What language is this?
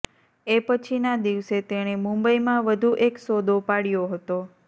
Gujarati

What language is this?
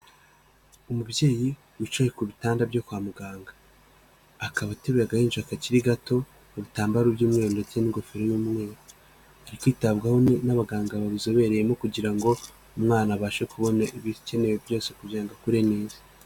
Kinyarwanda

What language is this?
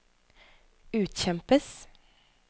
Norwegian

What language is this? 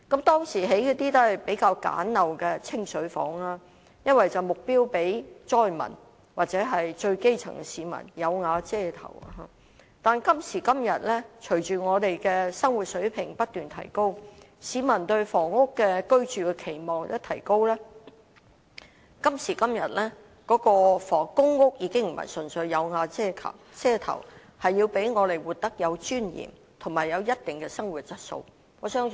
Cantonese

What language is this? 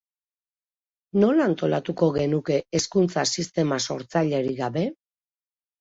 Basque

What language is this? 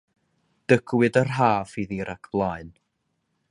Welsh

